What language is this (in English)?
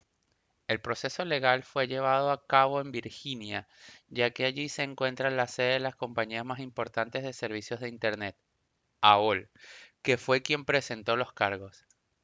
Spanish